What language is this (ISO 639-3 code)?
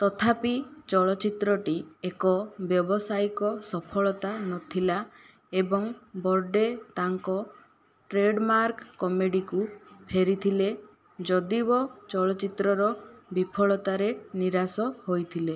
ori